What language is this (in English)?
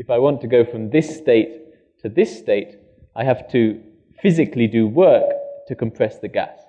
English